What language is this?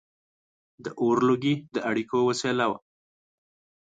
Pashto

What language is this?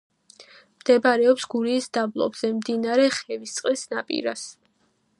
Georgian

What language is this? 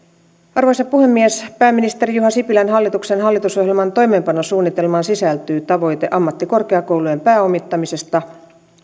Finnish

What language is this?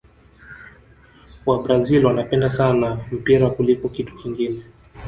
Swahili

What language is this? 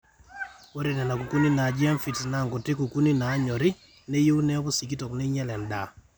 Masai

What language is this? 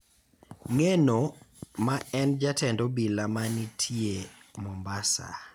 Luo (Kenya and Tanzania)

